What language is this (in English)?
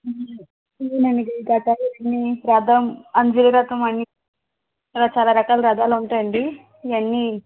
Telugu